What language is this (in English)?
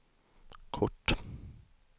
Swedish